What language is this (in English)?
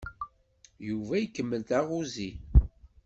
Kabyle